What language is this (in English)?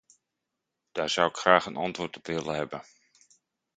Dutch